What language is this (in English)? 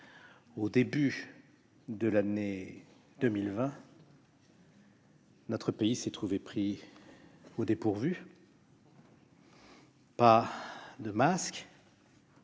French